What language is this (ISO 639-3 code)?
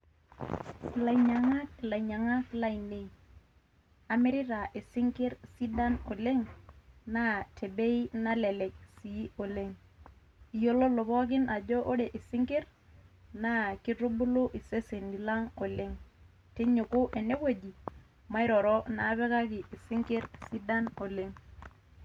mas